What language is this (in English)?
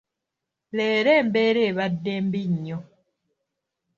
Ganda